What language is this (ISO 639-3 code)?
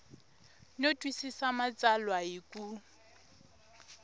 tso